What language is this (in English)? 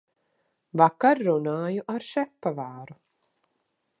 Latvian